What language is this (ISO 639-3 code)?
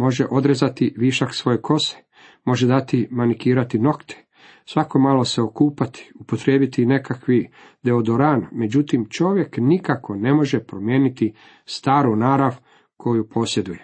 hrv